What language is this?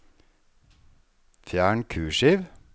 Norwegian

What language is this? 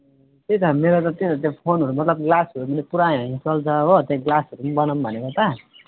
Nepali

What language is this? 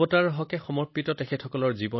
Assamese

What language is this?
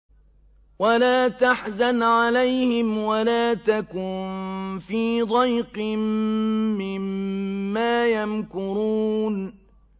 Arabic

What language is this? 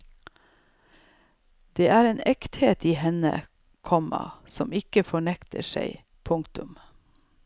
Norwegian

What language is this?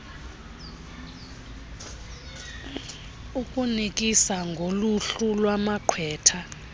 Xhosa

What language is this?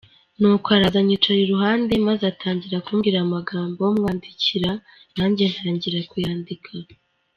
Kinyarwanda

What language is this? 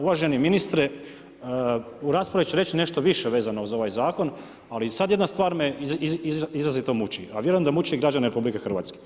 Croatian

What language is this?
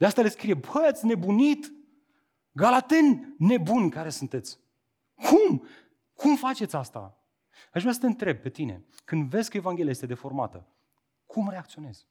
Romanian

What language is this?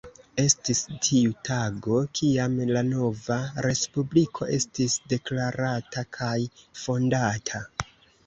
Esperanto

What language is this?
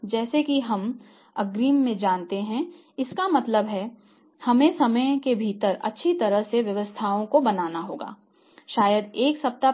Hindi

